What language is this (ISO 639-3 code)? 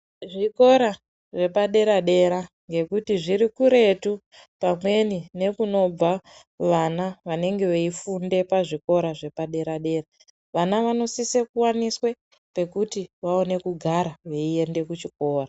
ndc